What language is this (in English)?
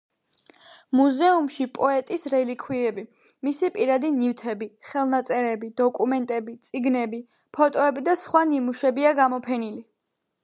Georgian